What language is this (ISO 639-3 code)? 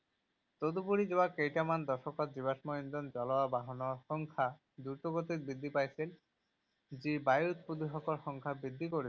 asm